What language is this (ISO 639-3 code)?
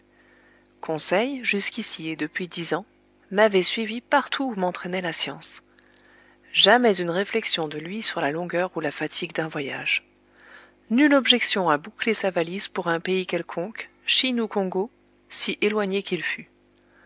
fra